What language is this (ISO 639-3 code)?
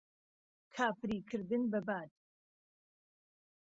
ckb